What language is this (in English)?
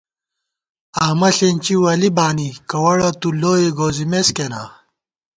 Gawar-Bati